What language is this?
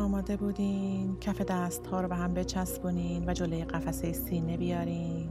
Persian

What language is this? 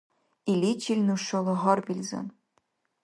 Dargwa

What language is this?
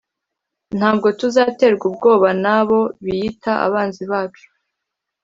Kinyarwanda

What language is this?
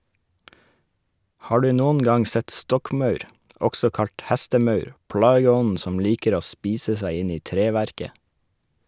Norwegian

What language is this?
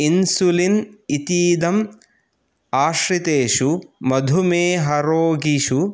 Sanskrit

